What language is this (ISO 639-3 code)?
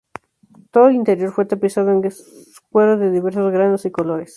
spa